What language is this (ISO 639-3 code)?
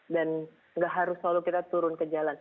ind